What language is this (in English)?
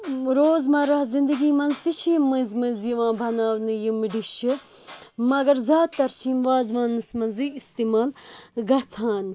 Kashmiri